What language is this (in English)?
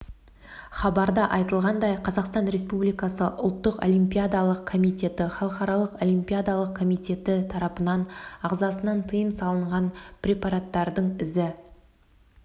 Kazakh